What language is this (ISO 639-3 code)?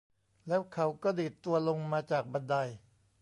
tha